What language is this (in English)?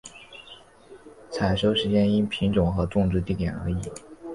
Chinese